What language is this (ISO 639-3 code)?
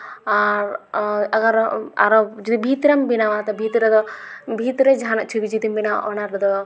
sat